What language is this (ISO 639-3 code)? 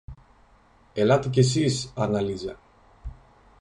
ell